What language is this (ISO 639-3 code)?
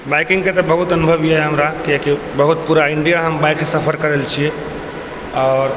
mai